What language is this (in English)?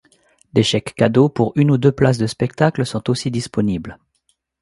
French